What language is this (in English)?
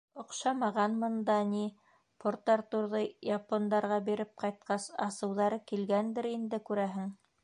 Bashkir